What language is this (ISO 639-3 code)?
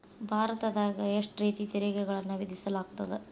kan